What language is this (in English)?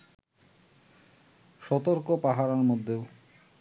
Bangla